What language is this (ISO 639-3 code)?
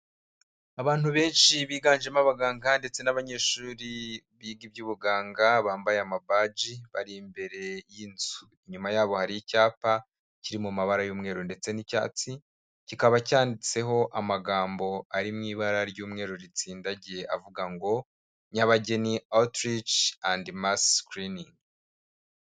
kin